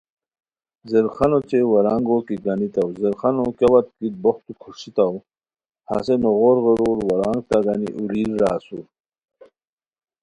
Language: Khowar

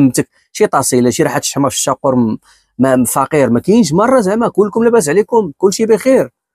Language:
Arabic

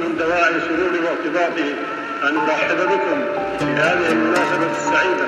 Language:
Arabic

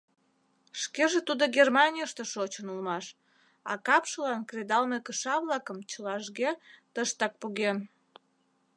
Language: Mari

